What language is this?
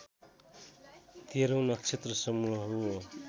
Nepali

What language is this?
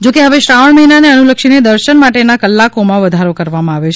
Gujarati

